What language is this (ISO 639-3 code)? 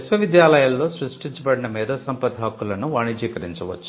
tel